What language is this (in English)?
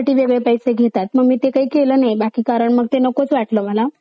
Marathi